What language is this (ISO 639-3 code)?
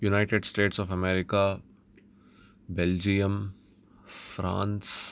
san